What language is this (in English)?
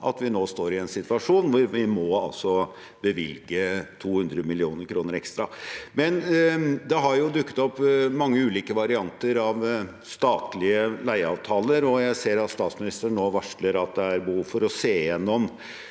Norwegian